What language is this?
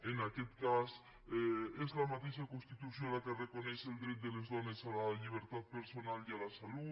Catalan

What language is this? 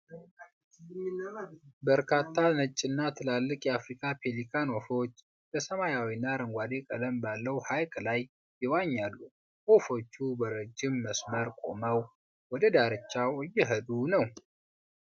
Amharic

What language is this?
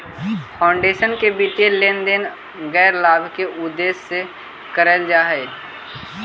Magahi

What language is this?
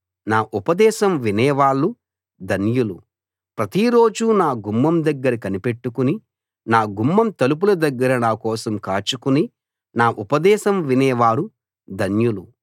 Telugu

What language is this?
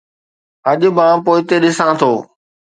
Sindhi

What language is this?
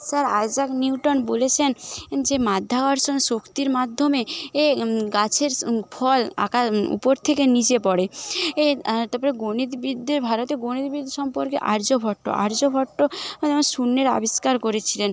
Bangla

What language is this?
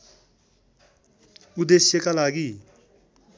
Nepali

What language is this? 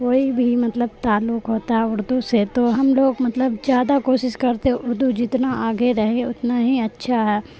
Urdu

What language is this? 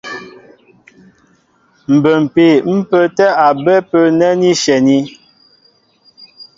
Mbo (Cameroon)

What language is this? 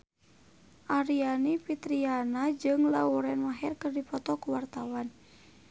Sundanese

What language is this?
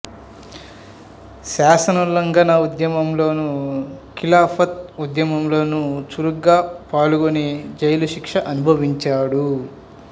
Telugu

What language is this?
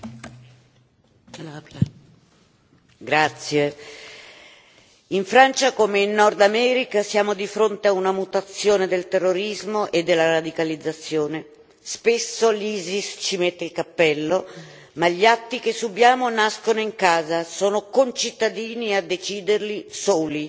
Italian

